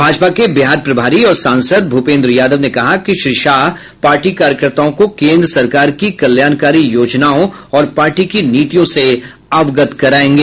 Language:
Hindi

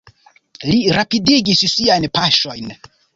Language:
Esperanto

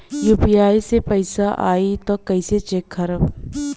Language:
Bhojpuri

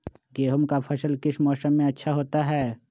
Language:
Magahi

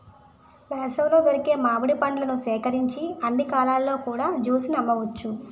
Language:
Telugu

